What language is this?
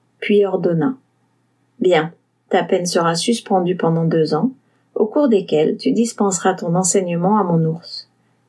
French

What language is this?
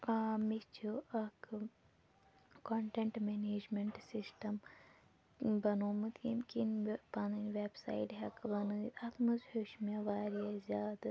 Kashmiri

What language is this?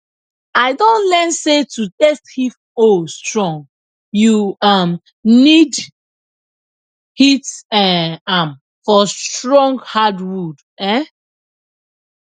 Nigerian Pidgin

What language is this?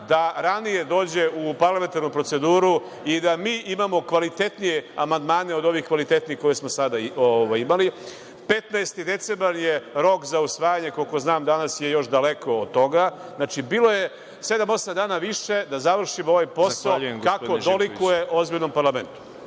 Serbian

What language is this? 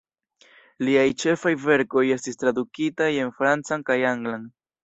Esperanto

